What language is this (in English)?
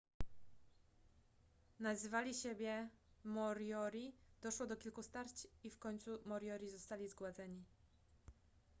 Polish